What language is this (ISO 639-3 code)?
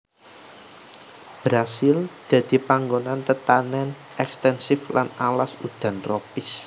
jav